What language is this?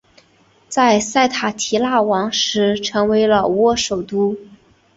Chinese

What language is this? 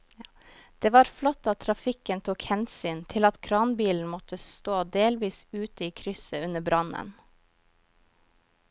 Norwegian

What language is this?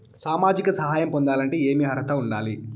Telugu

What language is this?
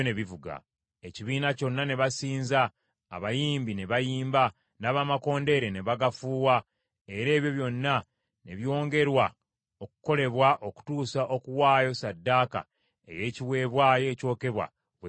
Ganda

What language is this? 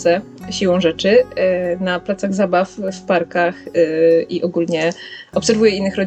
Polish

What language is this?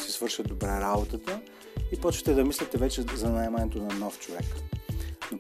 Bulgarian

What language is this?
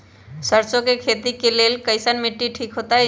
Magahi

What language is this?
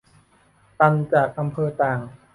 Thai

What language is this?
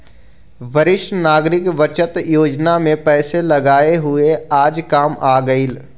Magahi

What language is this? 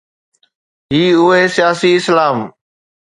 Sindhi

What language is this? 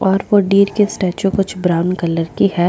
Hindi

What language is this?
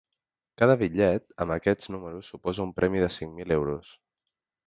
Catalan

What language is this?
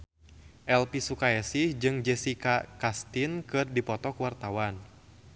Sundanese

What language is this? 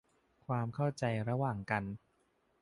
Thai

